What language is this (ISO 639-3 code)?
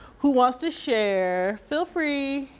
eng